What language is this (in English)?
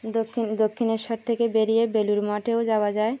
Bangla